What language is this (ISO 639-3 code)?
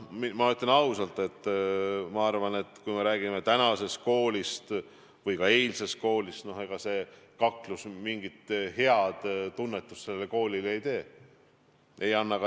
est